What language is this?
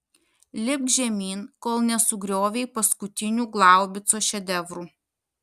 Lithuanian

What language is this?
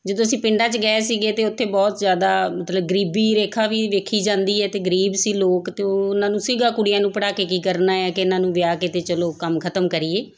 Punjabi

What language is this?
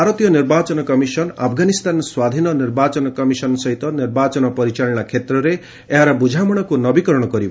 Odia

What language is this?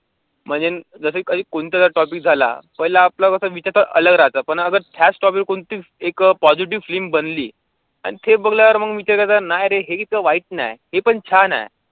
Marathi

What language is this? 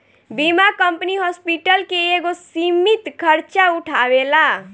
Bhojpuri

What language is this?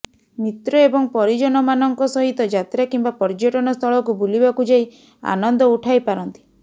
Odia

